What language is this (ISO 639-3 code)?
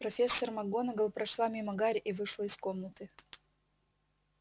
rus